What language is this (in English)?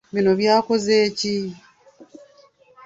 Ganda